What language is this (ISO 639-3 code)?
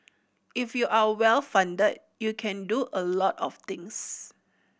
eng